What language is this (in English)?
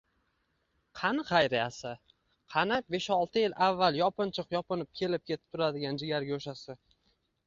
Uzbek